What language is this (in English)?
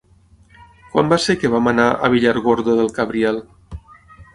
Catalan